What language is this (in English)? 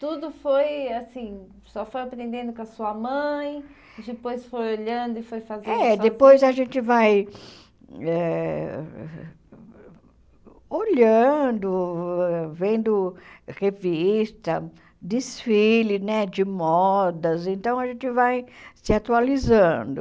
Portuguese